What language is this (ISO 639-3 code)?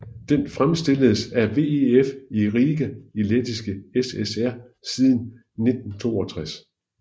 dan